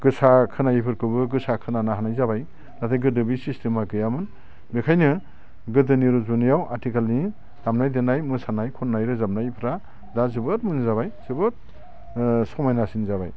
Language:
Bodo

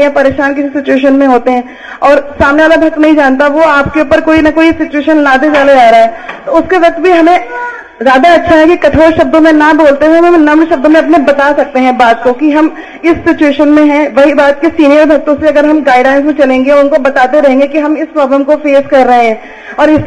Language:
Hindi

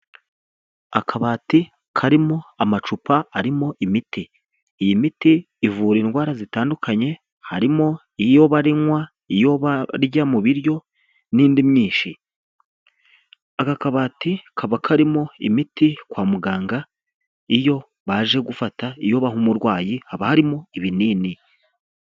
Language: Kinyarwanda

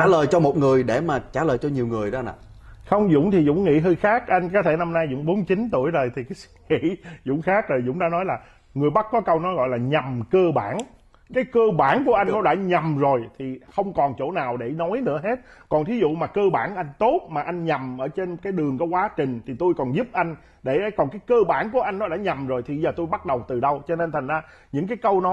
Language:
Vietnamese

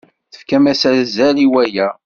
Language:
Kabyle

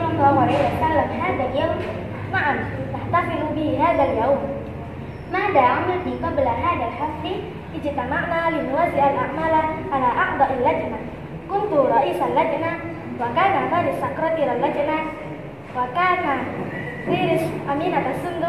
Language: Indonesian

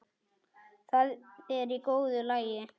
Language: Icelandic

